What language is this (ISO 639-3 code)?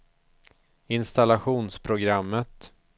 swe